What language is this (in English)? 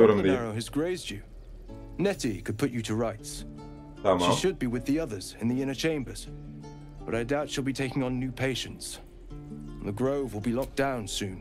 Turkish